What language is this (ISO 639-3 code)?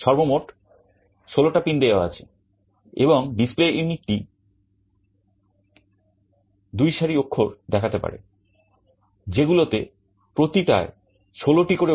ben